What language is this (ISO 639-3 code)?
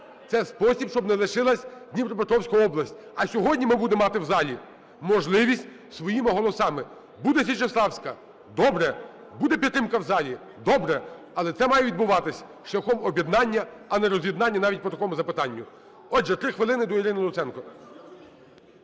ukr